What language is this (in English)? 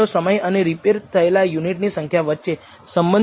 Gujarati